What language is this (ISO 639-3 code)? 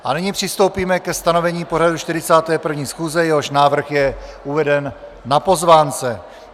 ces